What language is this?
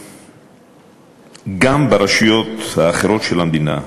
Hebrew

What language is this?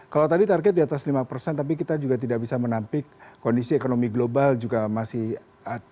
Indonesian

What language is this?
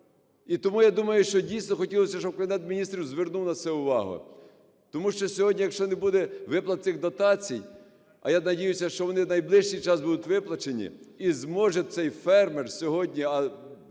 Ukrainian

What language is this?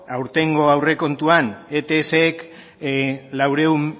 Basque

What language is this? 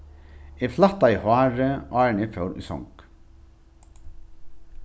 Faroese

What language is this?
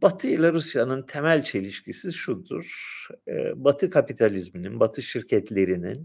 Turkish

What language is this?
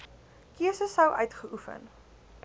Afrikaans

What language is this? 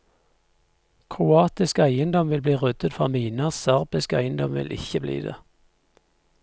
Norwegian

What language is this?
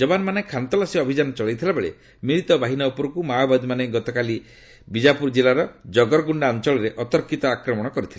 Odia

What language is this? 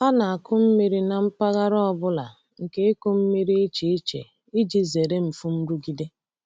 Igbo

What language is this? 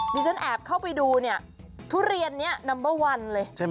Thai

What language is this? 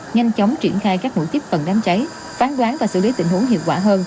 Vietnamese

